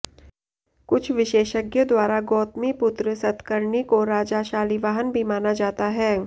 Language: Hindi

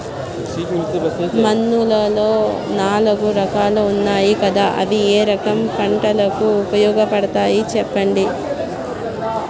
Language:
Telugu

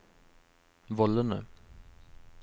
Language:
Norwegian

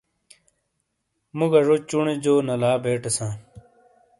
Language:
Shina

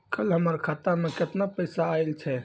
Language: Maithili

